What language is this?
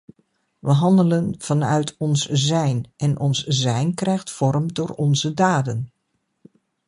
Dutch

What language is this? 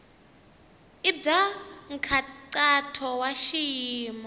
Tsonga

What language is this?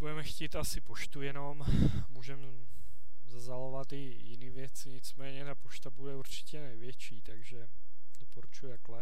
Czech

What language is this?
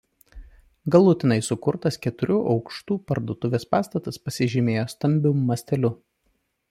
Lithuanian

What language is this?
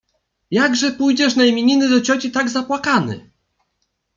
Polish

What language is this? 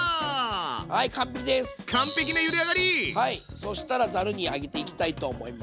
Japanese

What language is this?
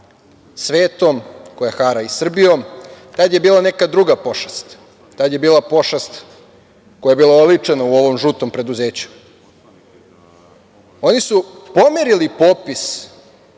Serbian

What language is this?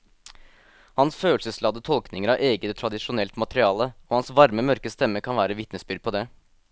Norwegian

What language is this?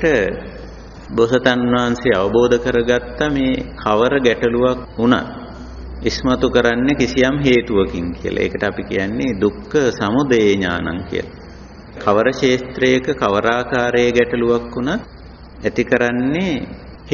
Italian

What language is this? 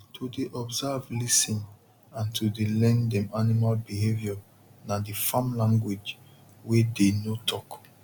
Nigerian Pidgin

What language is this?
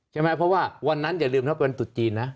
Thai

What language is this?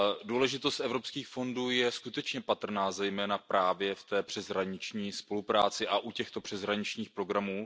Czech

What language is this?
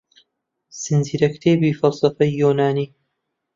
Central Kurdish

